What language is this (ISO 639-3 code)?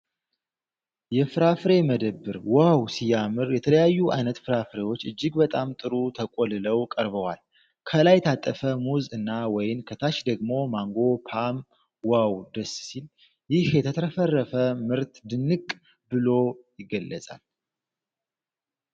amh